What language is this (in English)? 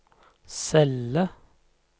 Norwegian